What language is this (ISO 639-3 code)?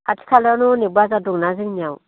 brx